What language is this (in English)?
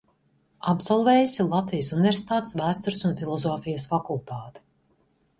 Latvian